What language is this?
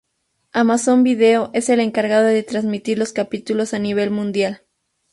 Spanish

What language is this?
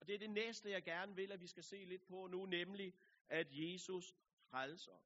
Danish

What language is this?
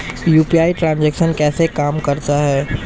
Hindi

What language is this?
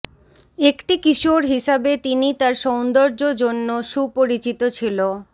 Bangla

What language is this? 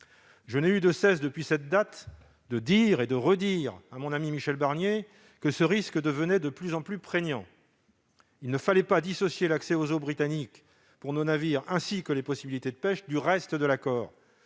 French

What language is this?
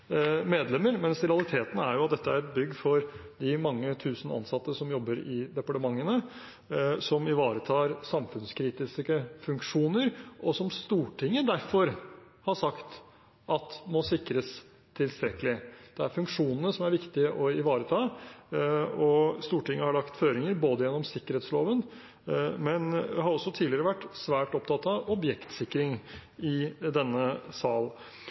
Norwegian Bokmål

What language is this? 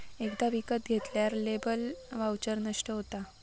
Marathi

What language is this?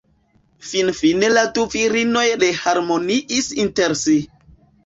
Esperanto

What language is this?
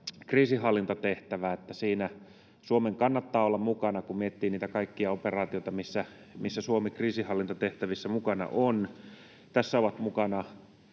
Finnish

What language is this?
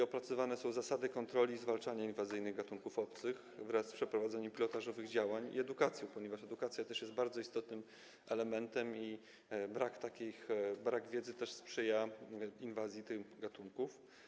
Polish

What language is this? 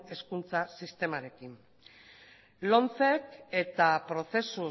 Basque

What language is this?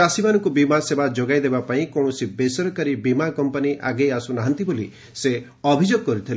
Odia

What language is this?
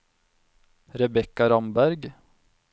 Norwegian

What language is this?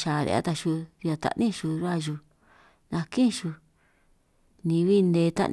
San Martín Itunyoso Triqui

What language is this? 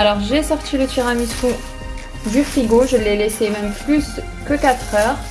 French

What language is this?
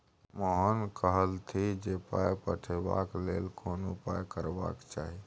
Maithili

